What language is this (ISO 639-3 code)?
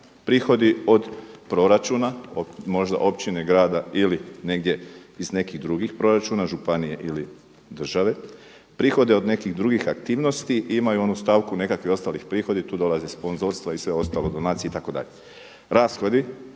hrv